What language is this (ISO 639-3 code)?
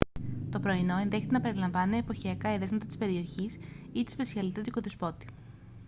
ell